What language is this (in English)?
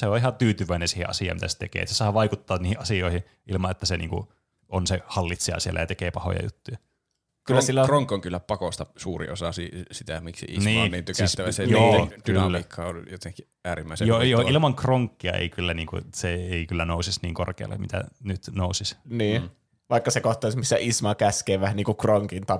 Finnish